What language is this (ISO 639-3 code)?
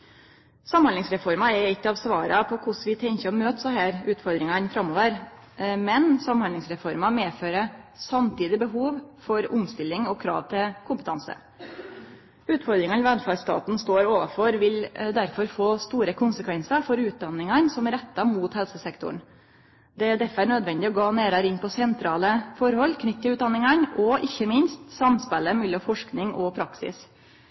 nno